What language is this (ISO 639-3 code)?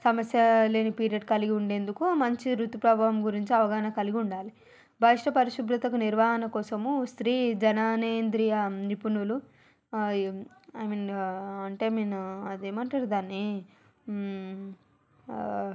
tel